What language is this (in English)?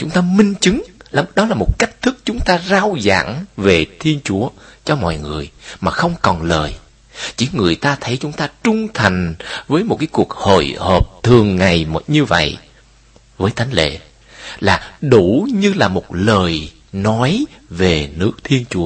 Vietnamese